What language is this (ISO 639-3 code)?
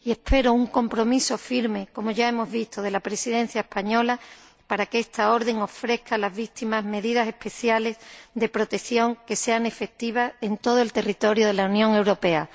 spa